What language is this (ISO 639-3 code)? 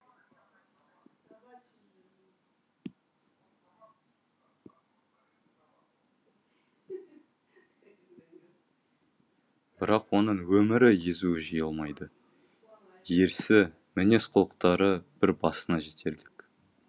kaz